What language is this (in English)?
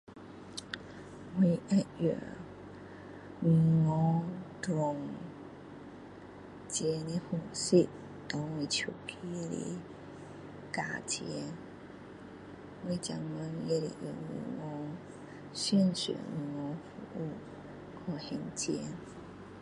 Min Dong Chinese